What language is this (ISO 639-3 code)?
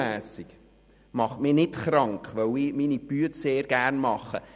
gsw